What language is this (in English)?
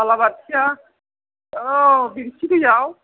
Bodo